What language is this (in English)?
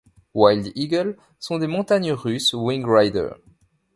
French